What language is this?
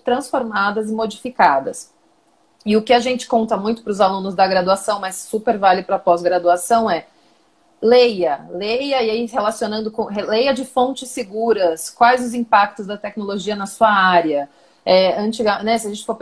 Portuguese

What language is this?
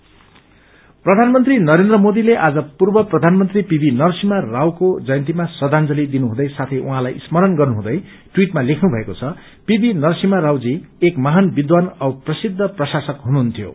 Nepali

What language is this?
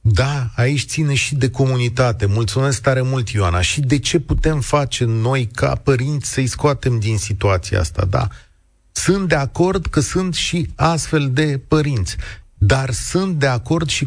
Romanian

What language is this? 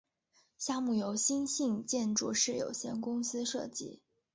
Chinese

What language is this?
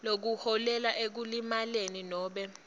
Swati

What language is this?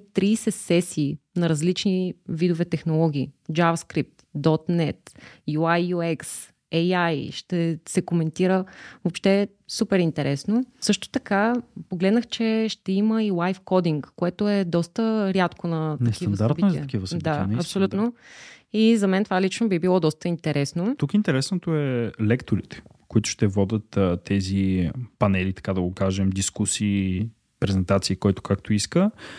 Bulgarian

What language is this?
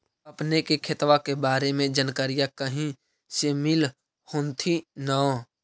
Magahi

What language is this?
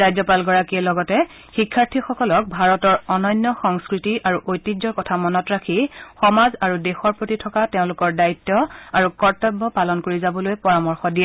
Assamese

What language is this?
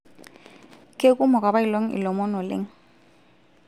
Masai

